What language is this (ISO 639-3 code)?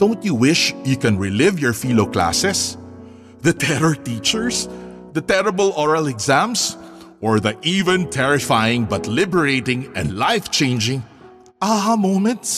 fil